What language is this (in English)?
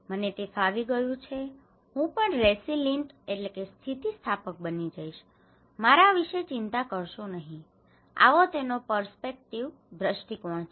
Gujarati